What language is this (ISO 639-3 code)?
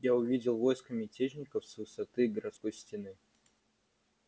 rus